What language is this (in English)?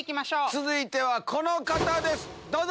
Japanese